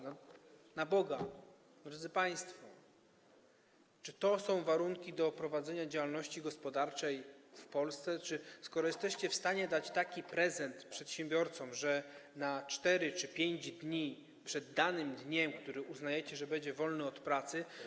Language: Polish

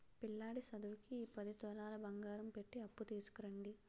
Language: Telugu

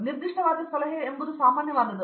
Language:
Kannada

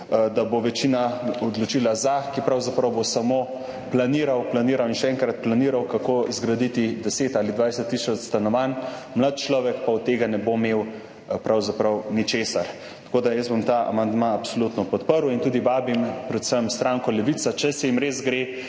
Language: Slovenian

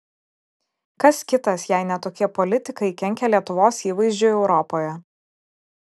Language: Lithuanian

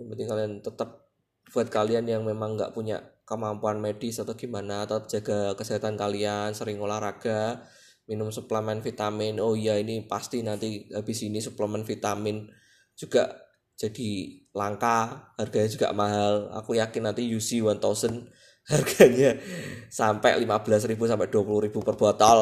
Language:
Indonesian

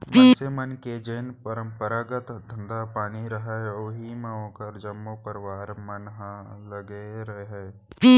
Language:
Chhattisgarhi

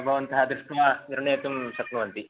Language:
Sanskrit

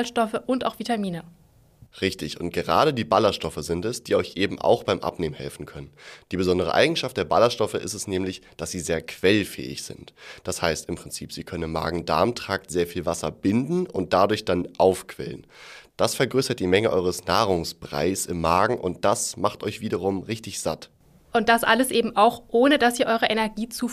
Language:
German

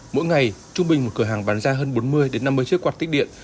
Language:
Vietnamese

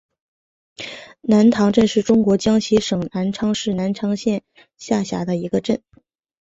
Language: Chinese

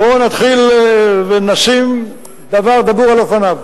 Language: Hebrew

